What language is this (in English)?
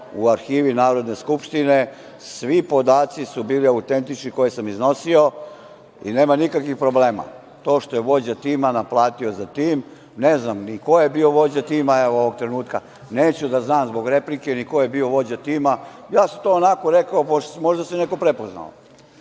Serbian